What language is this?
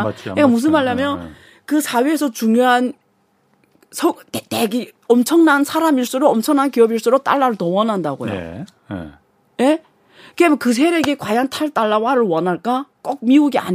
Korean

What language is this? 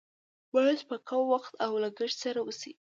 Pashto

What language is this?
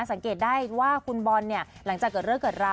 Thai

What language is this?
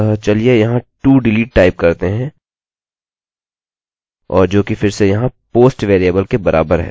Hindi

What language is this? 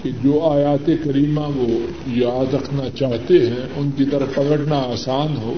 Urdu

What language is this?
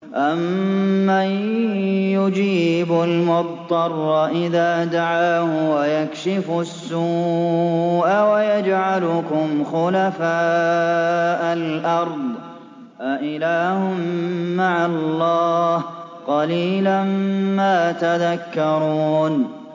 Arabic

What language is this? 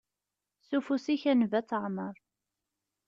Kabyle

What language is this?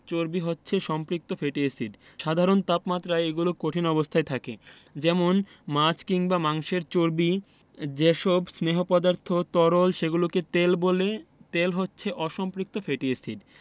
Bangla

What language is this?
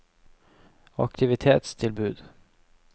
Norwegian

